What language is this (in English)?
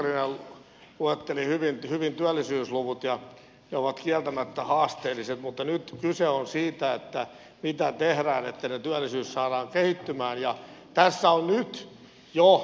Finnish